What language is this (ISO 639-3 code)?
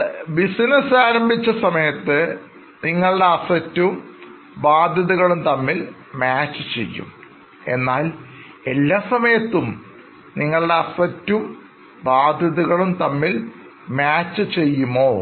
mal